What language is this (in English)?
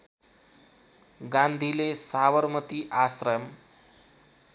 Nepali